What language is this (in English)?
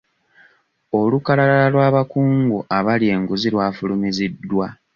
Ganda